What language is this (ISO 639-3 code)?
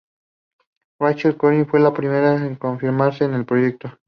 spa